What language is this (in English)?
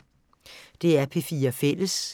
Danish